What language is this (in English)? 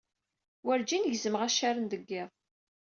Kabyle